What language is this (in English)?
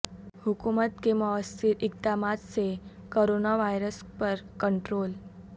Urdu